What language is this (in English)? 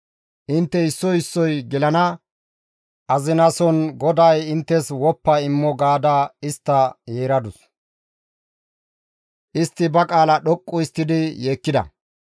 Gamo